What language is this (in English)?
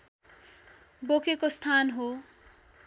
Nepali